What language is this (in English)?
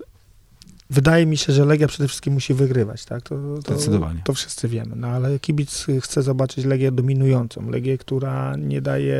Polish